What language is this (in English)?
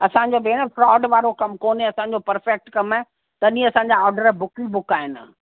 Sindhi